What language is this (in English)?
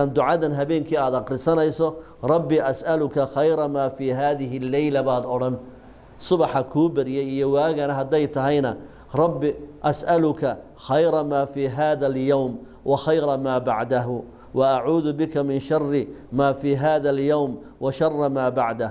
Arabic